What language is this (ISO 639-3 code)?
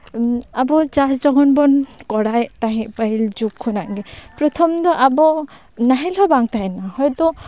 sat